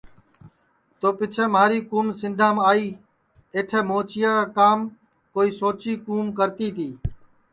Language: Sansi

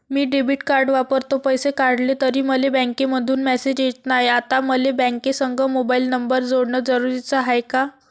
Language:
Marathi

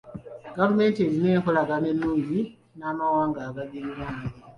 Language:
Ganda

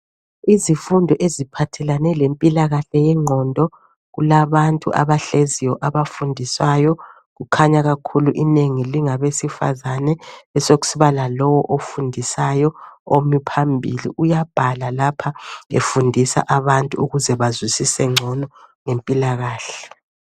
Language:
North Ndebele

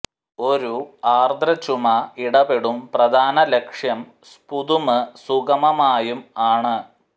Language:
Malayalam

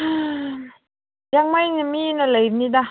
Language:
Manipuri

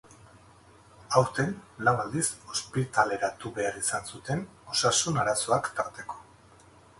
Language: Basque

